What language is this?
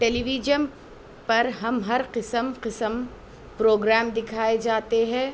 Urdu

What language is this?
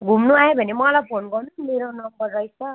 Nepali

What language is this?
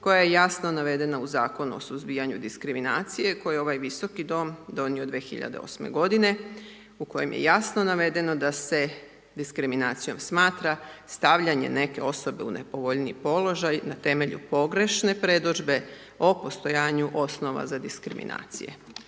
Croatian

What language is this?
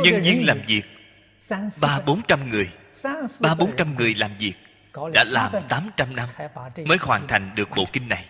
Vietnamese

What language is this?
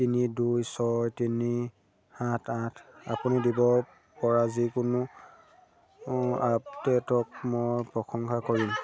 Assamese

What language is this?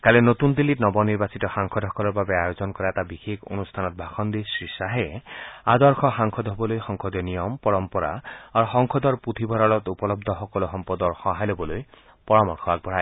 Assamese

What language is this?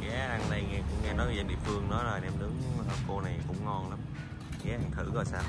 Vietnamese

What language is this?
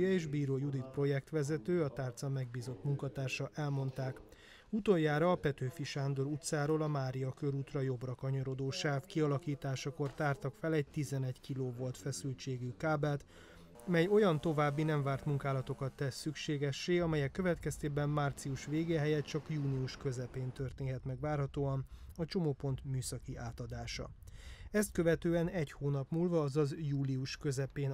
Hungarian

